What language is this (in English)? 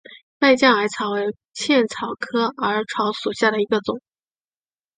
Chinese